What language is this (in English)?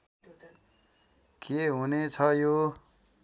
Nepali